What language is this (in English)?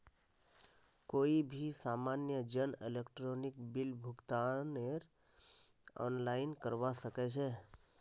Magahi